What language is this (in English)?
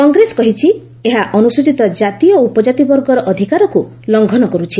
Odia